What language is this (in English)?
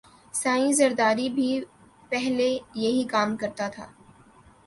Urdu